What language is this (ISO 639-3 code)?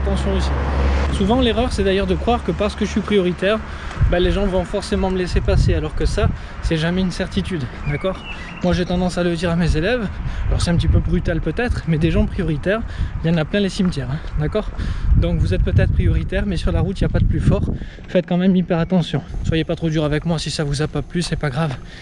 fra